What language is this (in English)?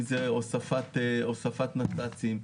Hebrew